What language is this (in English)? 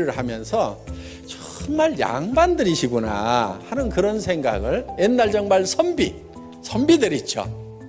Korean